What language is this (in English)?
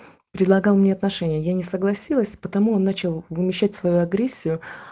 Russian